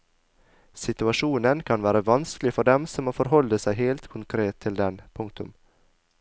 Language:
Norwegian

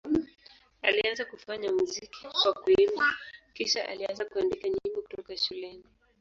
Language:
Swahili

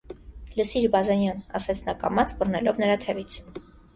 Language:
Armenian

